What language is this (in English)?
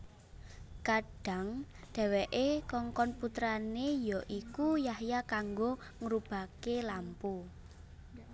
Javanese